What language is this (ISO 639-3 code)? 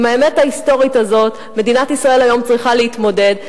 heb